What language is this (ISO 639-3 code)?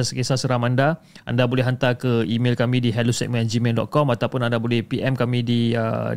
msa